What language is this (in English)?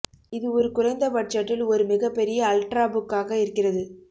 Tamil